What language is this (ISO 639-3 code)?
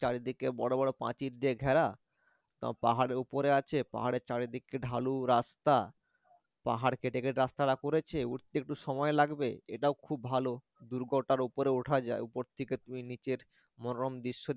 ben